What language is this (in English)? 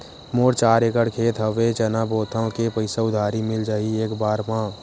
Chhattisgarhi